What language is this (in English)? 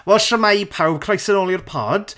Welsh